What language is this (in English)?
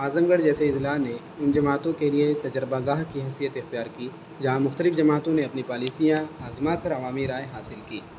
Urdu